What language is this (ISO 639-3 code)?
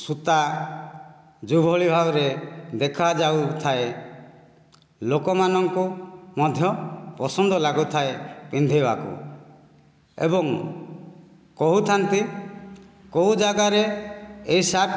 ori